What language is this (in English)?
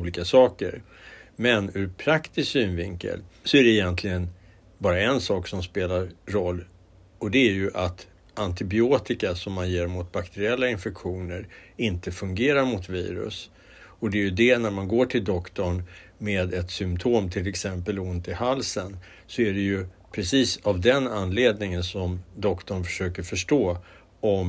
Swedish